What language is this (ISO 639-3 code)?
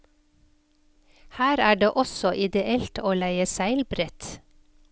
nor